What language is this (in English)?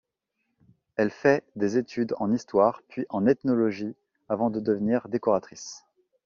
French